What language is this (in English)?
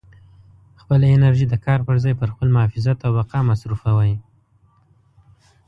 Pashto